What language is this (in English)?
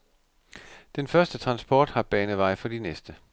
Danish